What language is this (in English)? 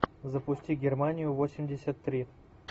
Russian